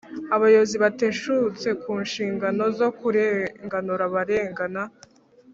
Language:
Kinyarwanda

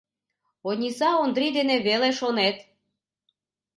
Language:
Mari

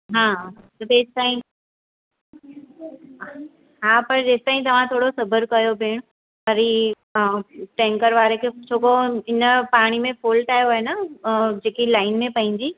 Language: Sindhi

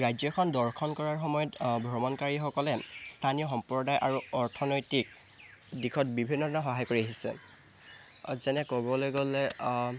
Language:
Assamese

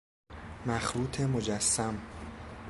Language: Persian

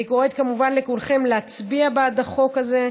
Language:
Hebrew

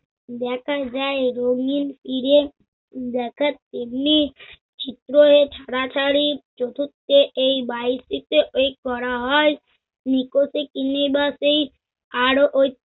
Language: Bangla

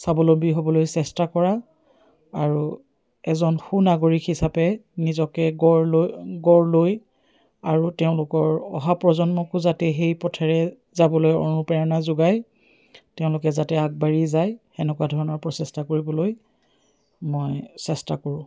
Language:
Assamese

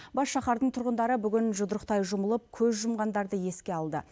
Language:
Kazakh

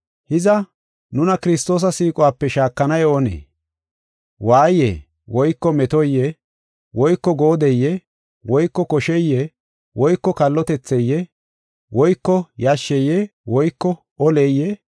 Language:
Gofa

